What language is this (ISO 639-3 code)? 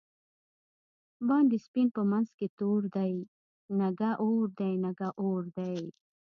pus